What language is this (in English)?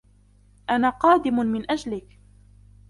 Arabic